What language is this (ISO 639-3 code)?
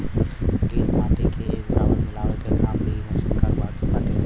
bho